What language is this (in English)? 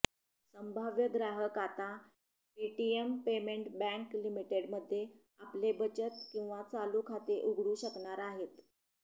Marathi